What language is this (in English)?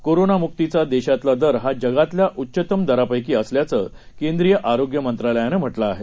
Marathi